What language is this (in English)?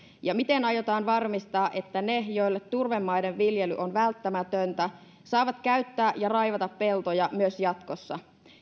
Finnish